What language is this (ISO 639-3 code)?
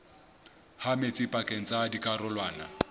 sot